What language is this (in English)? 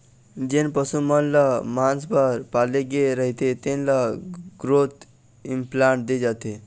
Chhattisgarhi